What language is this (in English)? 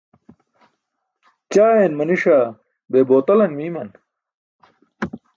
Burushaski